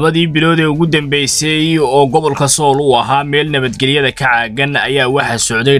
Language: Arabic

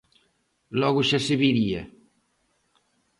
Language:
Galician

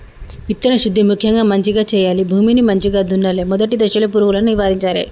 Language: Telugu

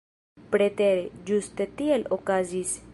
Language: Esperanto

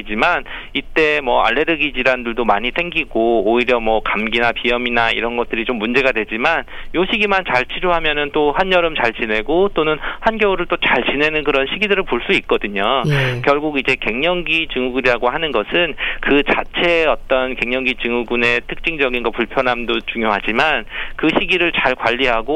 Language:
Korean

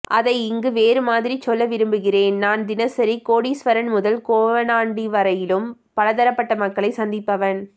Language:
Tamil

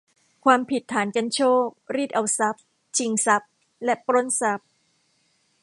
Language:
Thai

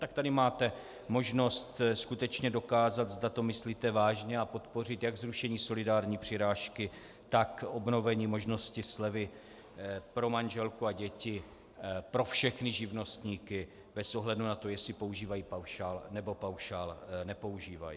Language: Czech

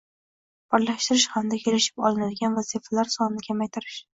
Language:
Uzbek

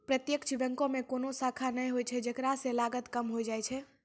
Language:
Maithili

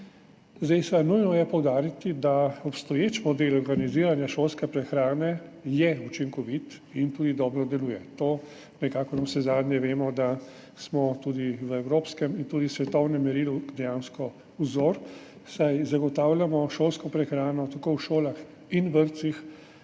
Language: Slovenian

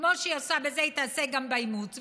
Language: Hebrew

